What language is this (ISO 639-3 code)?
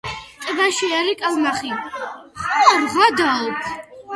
kat